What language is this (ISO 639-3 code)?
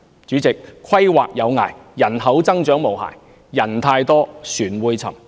yue